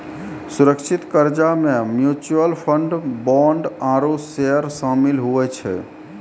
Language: Maithili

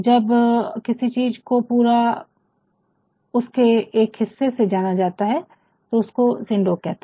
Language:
Hindi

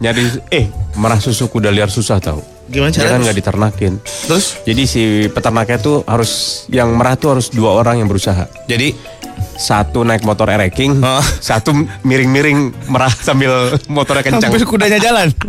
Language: Indonesian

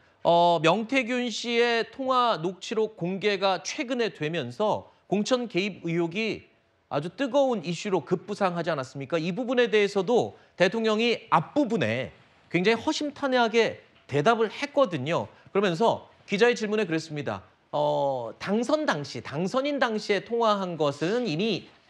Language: Korean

